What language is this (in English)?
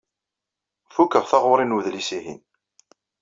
Kabyle